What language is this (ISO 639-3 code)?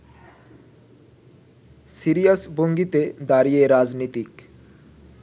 ben